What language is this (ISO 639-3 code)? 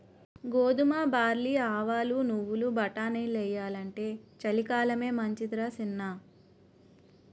tel